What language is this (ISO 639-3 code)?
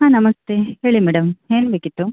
kan